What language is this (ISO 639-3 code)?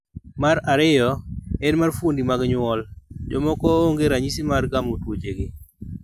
luo